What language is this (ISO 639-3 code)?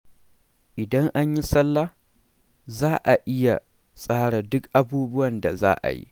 hau